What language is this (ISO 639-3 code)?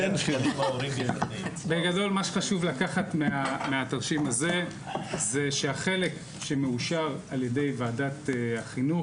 heb